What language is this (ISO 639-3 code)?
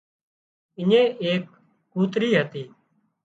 kxp